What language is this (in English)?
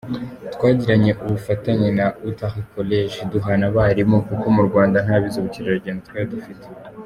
Kinyarwanda